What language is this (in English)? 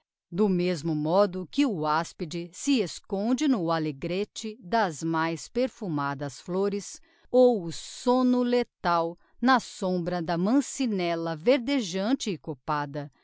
Portuguese